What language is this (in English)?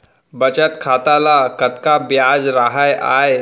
Chhattisgarhi